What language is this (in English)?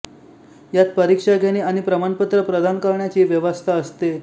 Marathi